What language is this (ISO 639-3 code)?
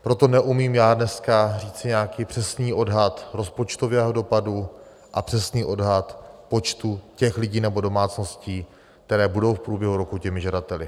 ces